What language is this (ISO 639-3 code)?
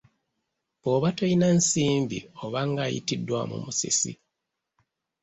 lug